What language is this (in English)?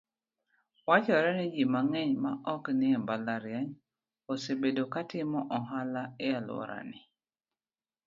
Luo (Kenya and Tanzania)